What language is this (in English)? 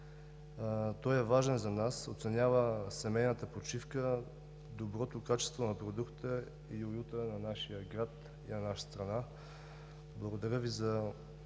Bulgarian